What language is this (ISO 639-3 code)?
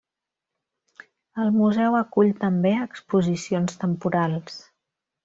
cat